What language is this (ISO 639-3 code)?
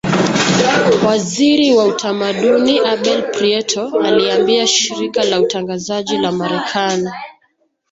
swa